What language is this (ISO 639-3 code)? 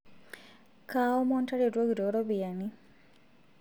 mas